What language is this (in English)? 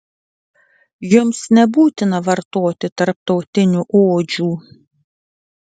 Lithuanian